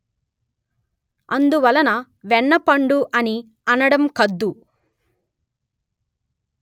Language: Telugu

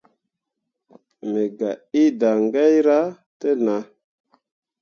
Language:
Mundang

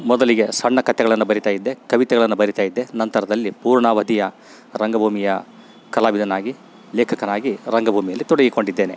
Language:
Kannada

